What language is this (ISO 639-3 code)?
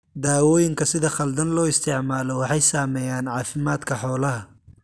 som